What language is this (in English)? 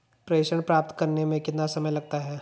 Hindi